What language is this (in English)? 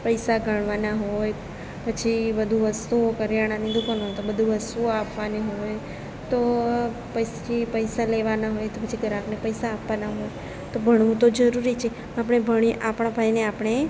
Gujarati